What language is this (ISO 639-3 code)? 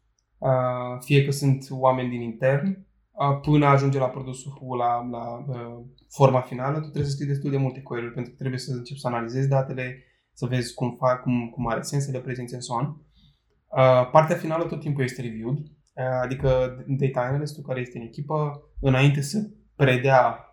ron